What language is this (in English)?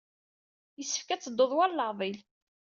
Kabyle